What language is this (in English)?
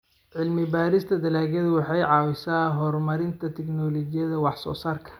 Somali